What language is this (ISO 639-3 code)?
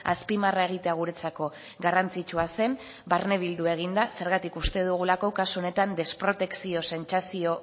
eus